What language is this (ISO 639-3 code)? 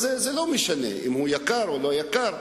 heb